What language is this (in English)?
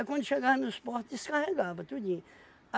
Portuguese